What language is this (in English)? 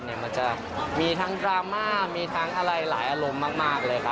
Thai